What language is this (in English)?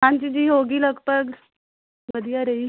Punjabi